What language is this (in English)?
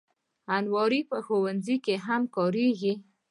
Pashto